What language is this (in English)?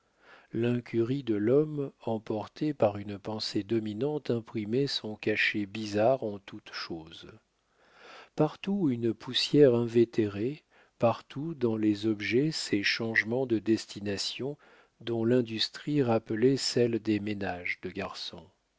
French